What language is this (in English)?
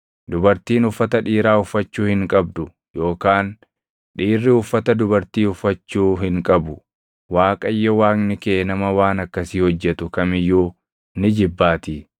Oromo